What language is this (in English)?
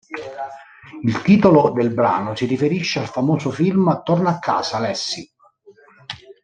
Italian